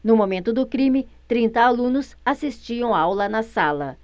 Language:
Portuguese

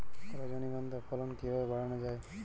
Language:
Bangla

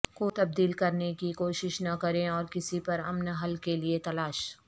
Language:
Urdu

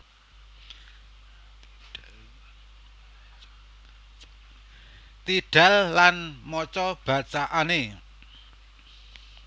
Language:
Javanese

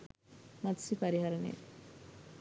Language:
Sinhala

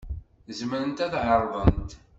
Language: Kabyle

